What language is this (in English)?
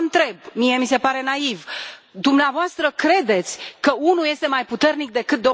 Romanian